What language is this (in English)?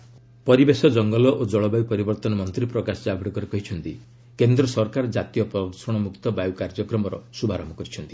Odia